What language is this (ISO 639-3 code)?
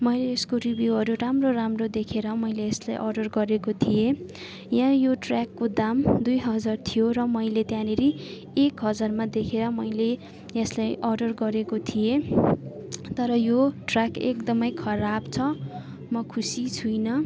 nep